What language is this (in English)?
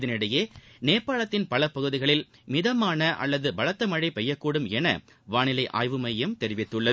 Tamil